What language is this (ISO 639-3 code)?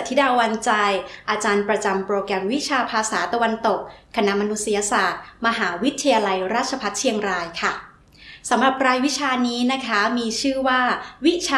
tha